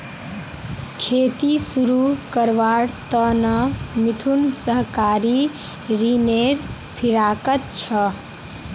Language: Magahi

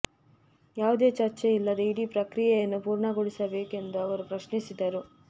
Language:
Kannada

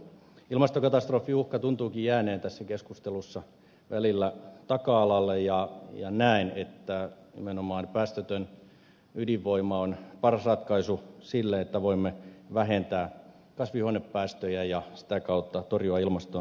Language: Finnish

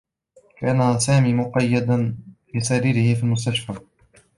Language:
Arabic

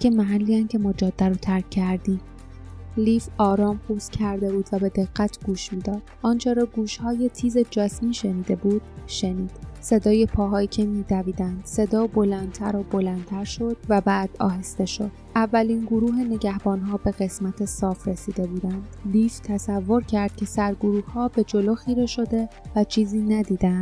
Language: Persian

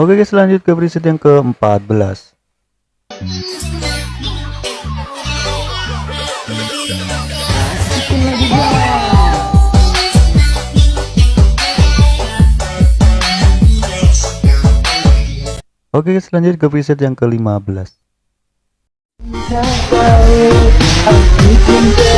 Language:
Indonesian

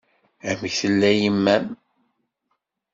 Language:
Kabyle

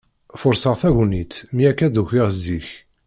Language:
Kabyle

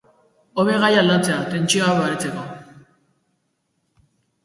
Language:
Basque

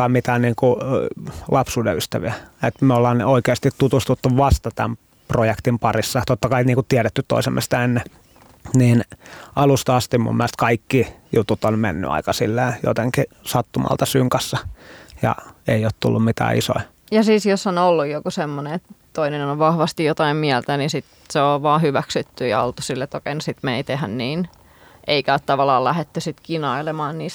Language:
Finnish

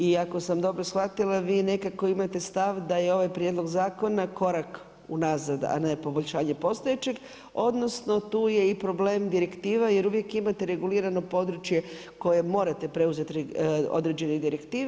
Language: Croatian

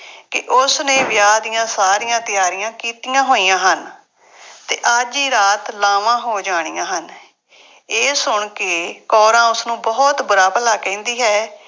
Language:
Punjabi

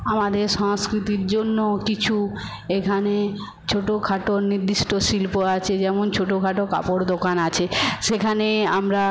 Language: Bangla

